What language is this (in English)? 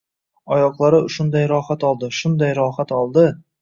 Uzbek